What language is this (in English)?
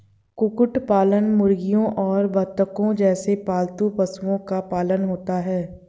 Hindi